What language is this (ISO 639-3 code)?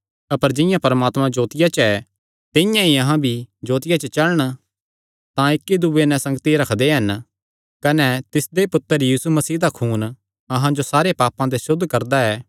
xnr